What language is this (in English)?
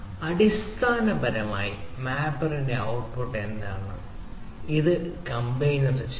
Malayalam